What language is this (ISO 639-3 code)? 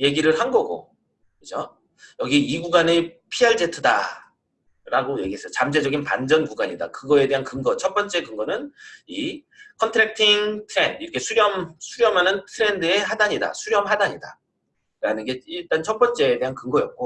kor